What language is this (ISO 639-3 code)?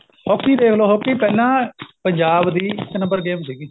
pan